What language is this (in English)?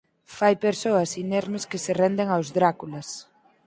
Galician